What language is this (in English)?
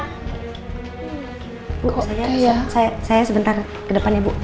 Indonesian